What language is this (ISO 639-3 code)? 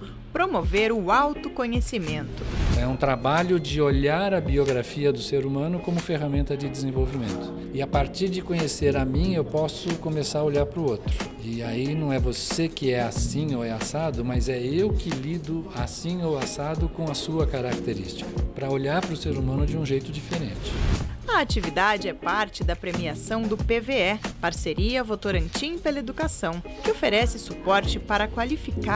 por